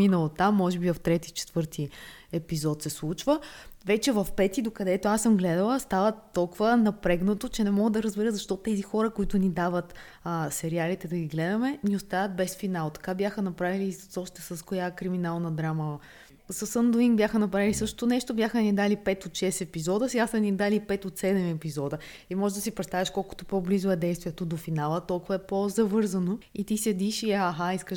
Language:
Bulgarian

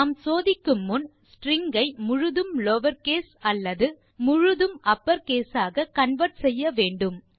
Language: Tamil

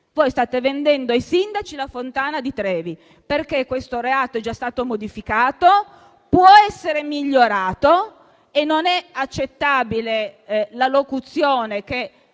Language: Italian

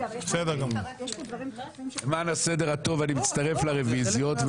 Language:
Hebrew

